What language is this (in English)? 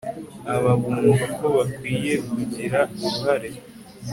Kinyarwanda